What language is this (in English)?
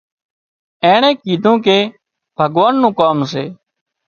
Wadiyara Koli